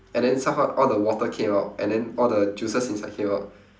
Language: English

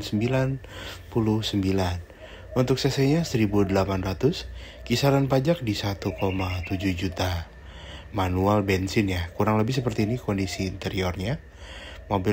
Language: Indonesian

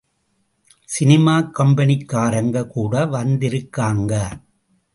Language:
Tamil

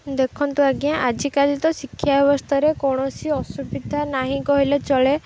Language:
Odia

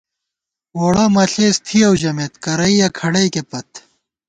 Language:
Gawar-Bati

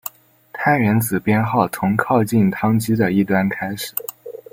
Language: Chinese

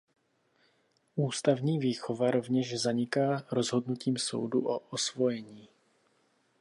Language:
Czech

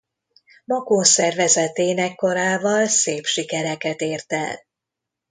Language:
Hungarian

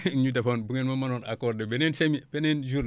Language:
Wolof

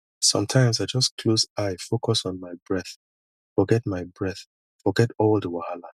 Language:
Nigerian Pidgin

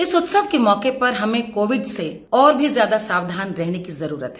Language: Hindi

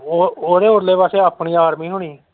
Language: Punjabi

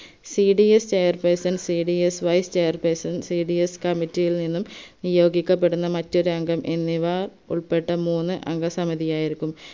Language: Malayalam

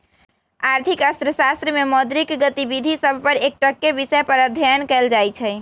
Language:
Magahi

